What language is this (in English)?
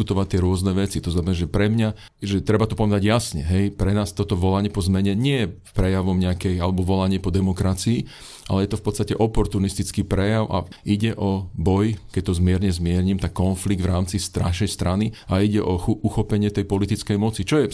Slovak